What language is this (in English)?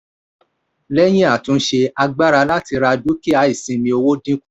Yoruba